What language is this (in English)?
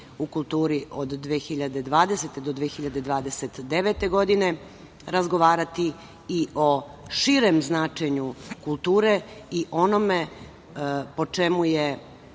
Serbian